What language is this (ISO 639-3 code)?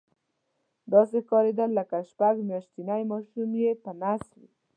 pus